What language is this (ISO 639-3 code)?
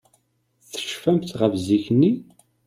kab